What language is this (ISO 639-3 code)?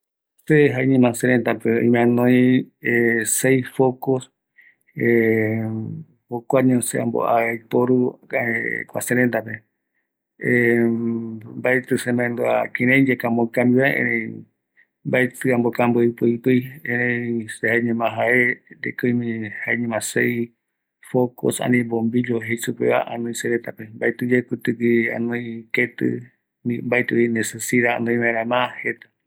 gui